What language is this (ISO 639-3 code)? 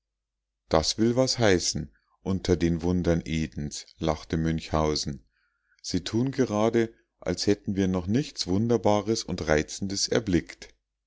deu